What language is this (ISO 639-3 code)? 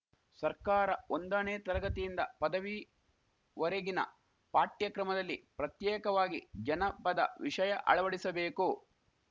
kan